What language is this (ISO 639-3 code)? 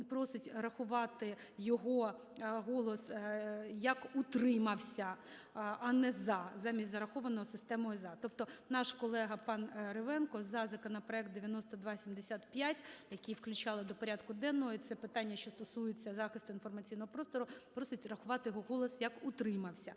ukr